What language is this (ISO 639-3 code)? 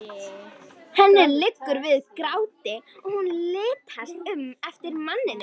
isl